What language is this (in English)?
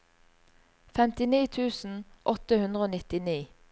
Norwegian